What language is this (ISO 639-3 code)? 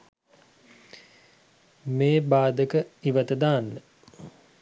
sin